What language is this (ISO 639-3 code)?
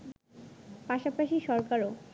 ben